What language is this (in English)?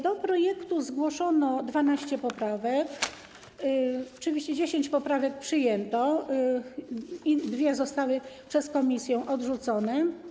Polish